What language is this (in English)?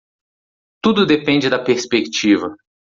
Portuguese